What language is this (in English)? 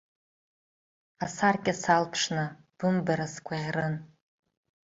Abkhazian